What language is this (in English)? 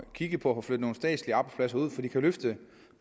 Danish